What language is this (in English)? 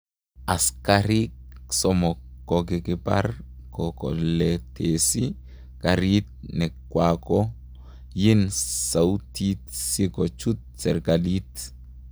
Kalenjin